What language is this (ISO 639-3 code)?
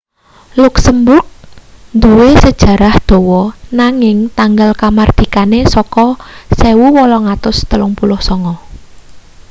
jav